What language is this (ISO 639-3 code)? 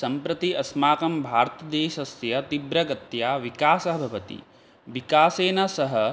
san